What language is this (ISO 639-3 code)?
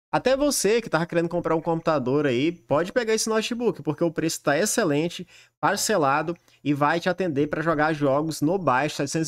por